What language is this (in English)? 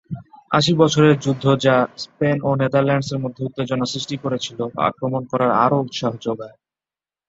Bangla